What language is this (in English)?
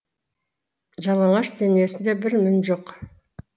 Kazakh